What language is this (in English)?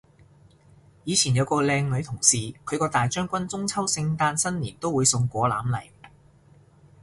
Cantonese